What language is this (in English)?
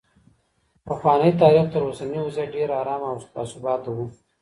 Pashto